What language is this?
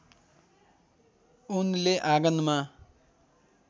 Nepali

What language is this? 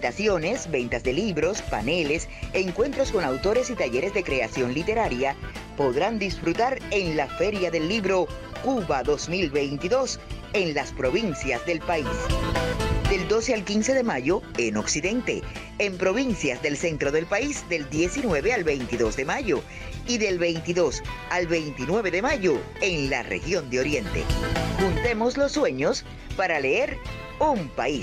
Spanish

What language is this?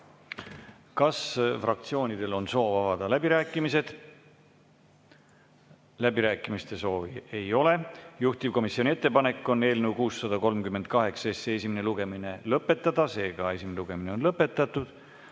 Estonian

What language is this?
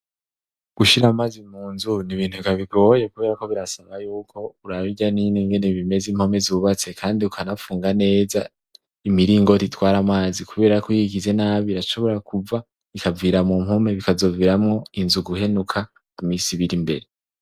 Rundi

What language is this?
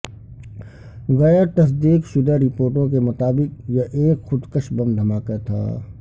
Urdu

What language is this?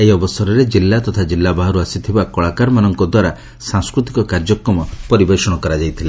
Odia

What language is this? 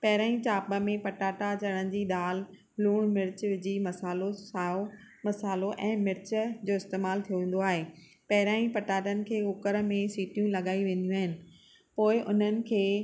Sindhi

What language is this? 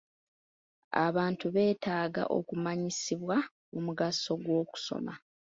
Ganda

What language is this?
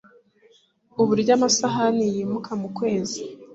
Kinyarwanda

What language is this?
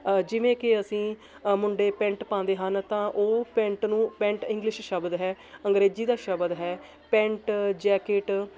Punjabi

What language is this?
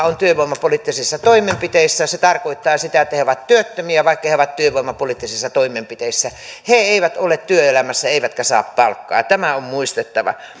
Finnish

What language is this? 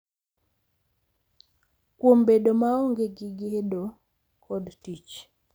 Luo (Kenya and Tanzania)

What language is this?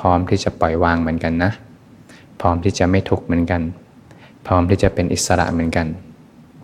Thai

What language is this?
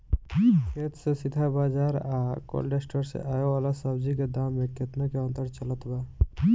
Bhojpuri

